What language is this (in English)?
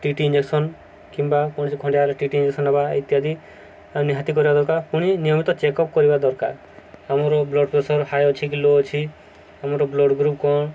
Odia